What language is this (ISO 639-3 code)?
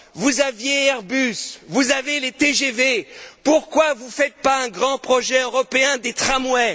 fra